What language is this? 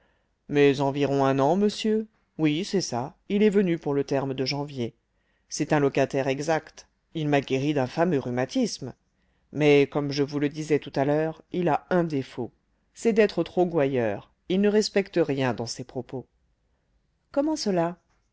French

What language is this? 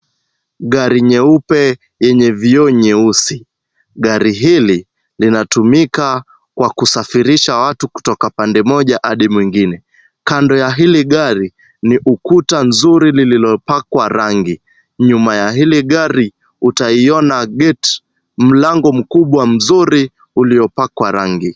Swahili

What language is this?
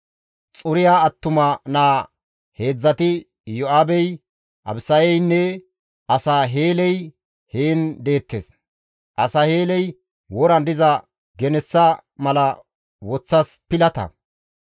Gamo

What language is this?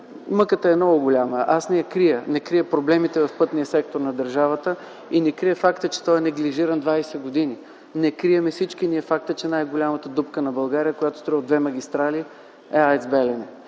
Bulgarian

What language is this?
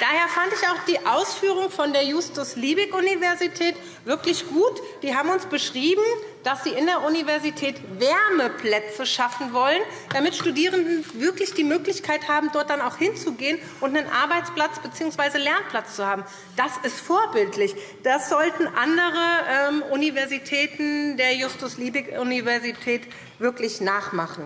German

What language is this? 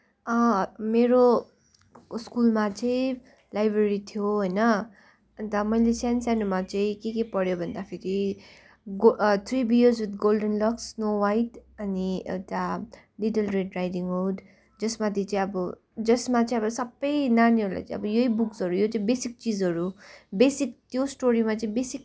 Nepali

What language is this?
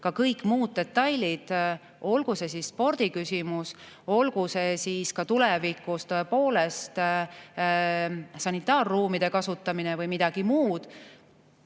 Estonian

